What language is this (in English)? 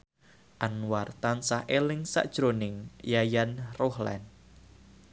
Javanese